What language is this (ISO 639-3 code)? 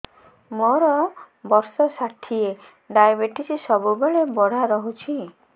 ori